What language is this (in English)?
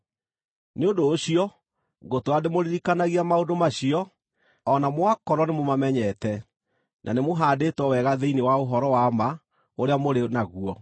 Kikuyu